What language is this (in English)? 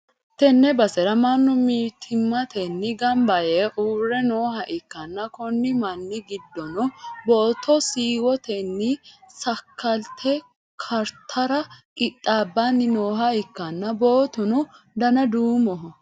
Sidamo